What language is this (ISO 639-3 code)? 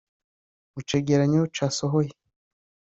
kin